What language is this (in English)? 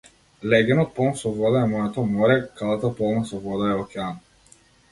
Macedonian